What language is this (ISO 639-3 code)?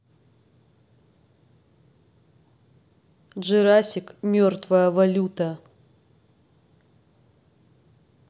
rus